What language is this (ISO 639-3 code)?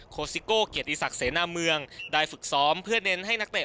tha